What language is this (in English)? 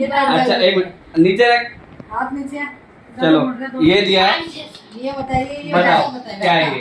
Hindi